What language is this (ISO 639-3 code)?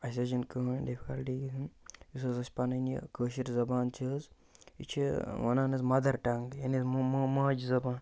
kas